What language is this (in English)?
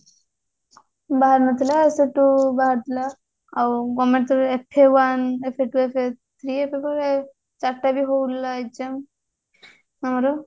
Odia